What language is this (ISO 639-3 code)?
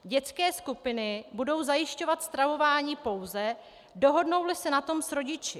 ces